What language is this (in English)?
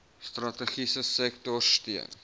Afrikaans